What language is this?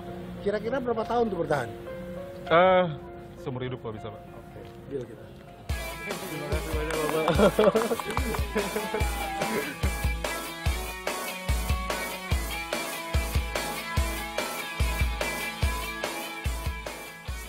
Indonesian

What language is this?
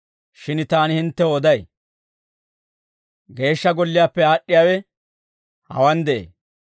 Dawro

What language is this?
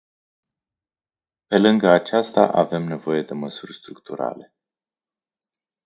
Romanian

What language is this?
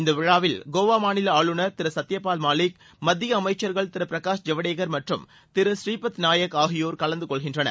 Tamil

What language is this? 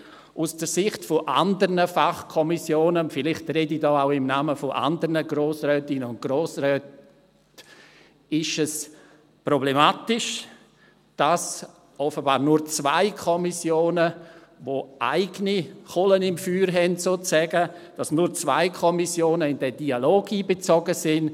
Swiss German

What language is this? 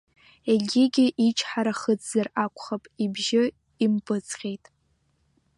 Abkhazian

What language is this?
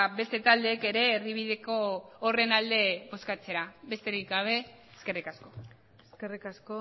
Basque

